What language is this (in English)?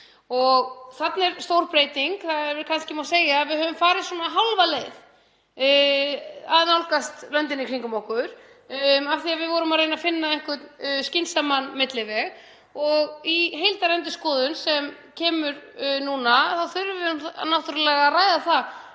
Icelandic